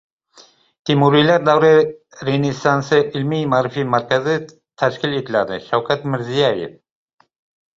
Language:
Uzbek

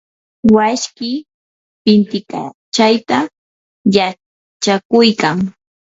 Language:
Yanahuanca Pasco Quechua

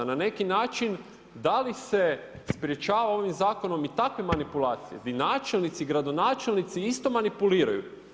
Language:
Croatian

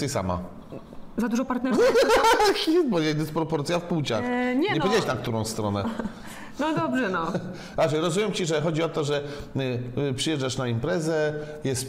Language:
Polish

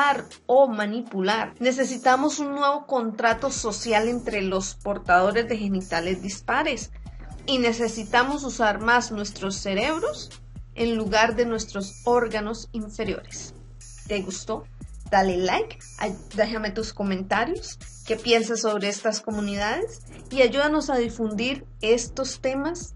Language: Spanish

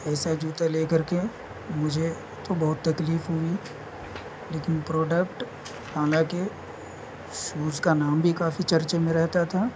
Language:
Urdu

